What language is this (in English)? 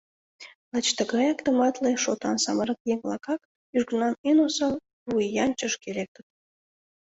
Mari